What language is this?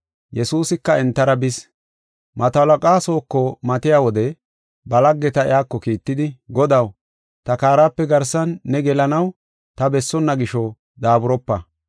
Gofa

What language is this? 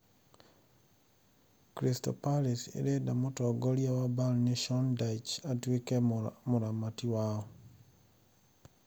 Kikuyu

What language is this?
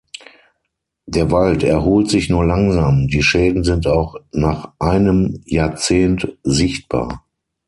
German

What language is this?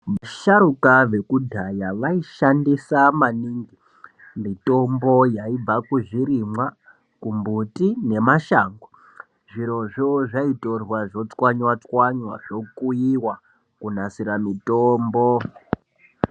Ndau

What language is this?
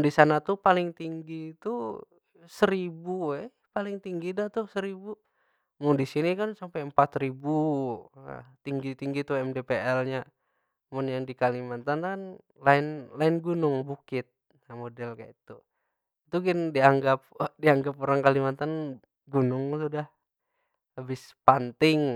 Banjar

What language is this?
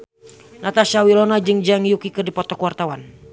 Sundanese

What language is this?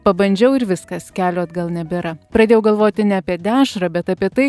Lithuanian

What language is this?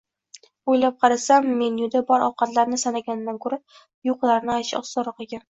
Uzbek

